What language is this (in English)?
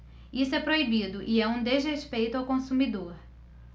Portuguese